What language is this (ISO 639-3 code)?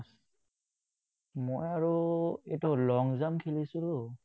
asm